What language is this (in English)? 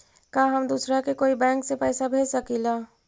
Magahi